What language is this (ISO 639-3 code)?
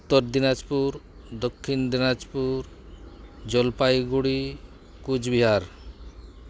sat